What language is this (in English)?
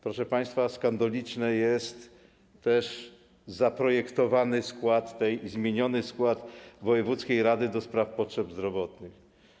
Polish